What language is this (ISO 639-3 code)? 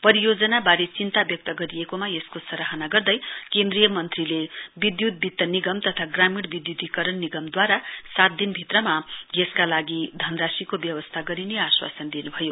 nep